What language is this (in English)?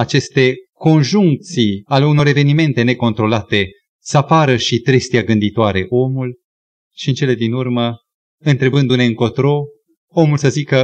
Romanian